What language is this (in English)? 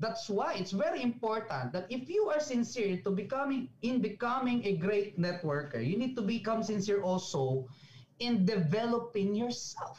Filipino